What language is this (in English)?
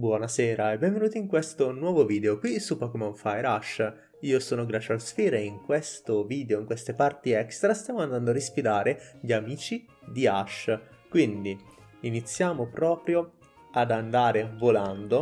Italian